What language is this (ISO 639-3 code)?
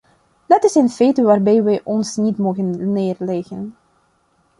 nld